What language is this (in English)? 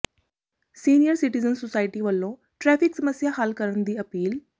Punjabi